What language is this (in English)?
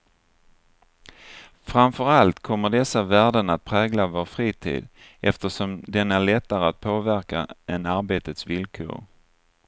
Swedish